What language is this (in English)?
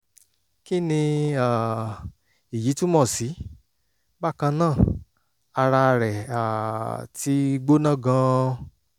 Yoruba